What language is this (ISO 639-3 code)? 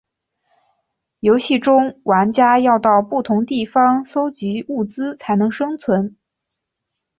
zho